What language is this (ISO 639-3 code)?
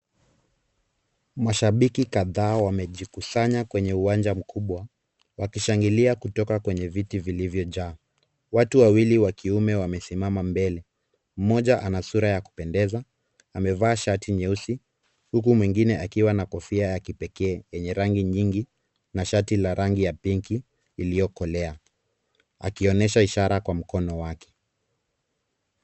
swa